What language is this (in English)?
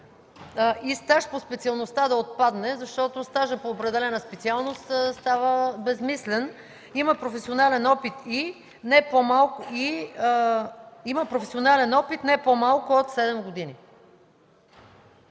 Bulgarian